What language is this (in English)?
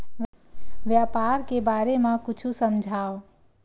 Chhattisgarhi